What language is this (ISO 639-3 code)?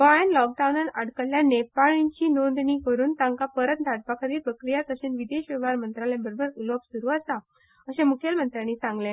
kok